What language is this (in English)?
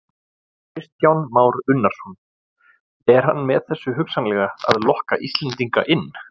Icelandic